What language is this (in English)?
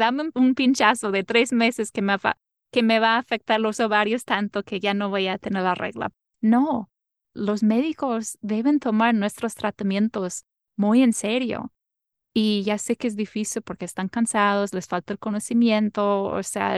Spanish